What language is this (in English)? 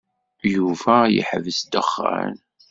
Kabyle